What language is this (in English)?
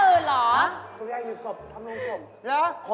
Thai